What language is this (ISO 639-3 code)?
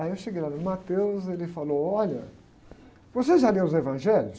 por